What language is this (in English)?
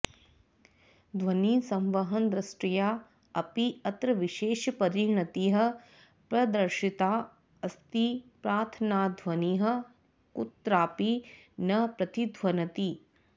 Sanskrit